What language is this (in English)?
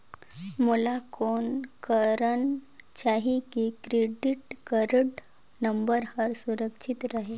Chhattisgarhi